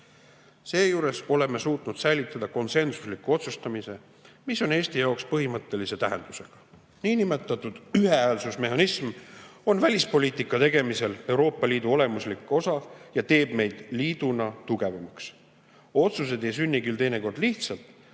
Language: Estonian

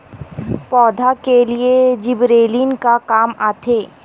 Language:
Chhattisgarhi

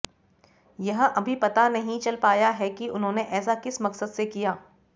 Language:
Hindi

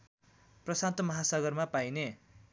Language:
Nepali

